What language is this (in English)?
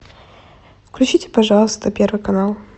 Russian